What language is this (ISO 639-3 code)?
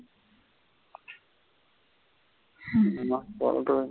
tam